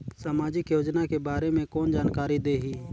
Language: Chhattisgarhi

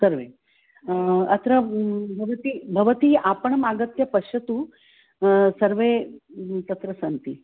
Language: Sanskrit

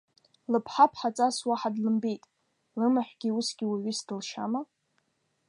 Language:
Abkhazian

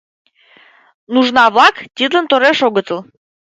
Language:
Mari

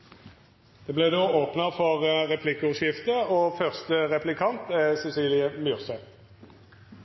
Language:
Norwegian Bokmål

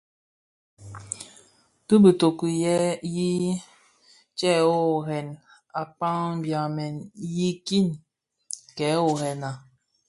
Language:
Bafia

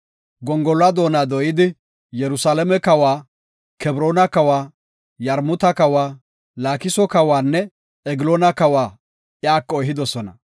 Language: Gofa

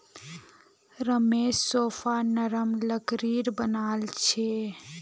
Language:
Magahi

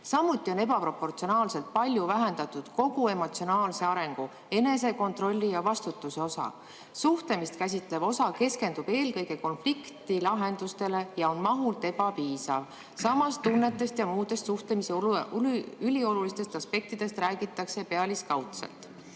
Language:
Estonian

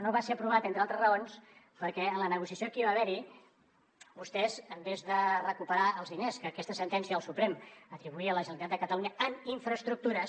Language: Catalan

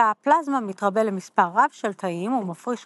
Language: Hebrew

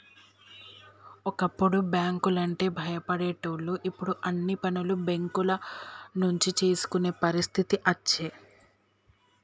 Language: Telugu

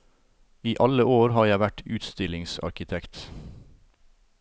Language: Norwegian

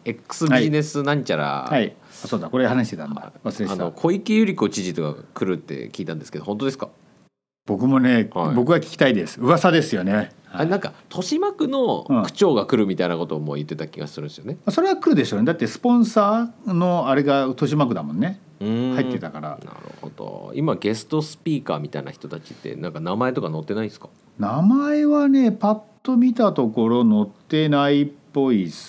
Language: Japanese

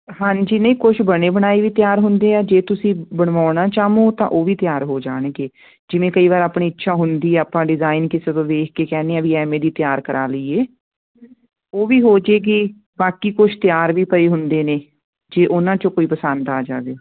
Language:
Punjabi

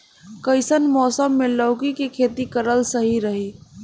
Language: Bhojpuri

